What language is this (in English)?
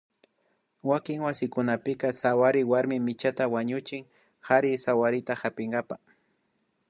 Imbabura Highland Quichua